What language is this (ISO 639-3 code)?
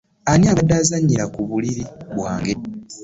lug